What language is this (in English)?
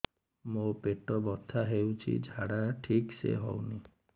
Odia